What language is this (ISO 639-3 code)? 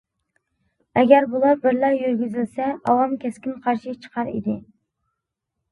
uig